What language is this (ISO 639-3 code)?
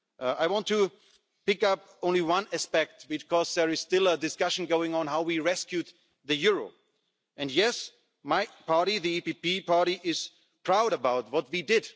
eng